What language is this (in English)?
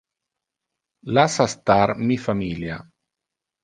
Interlingua